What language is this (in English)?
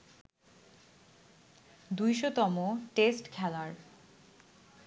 Bangla